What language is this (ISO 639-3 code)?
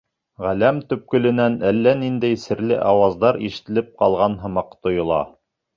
bak